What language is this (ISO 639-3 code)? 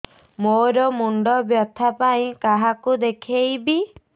ori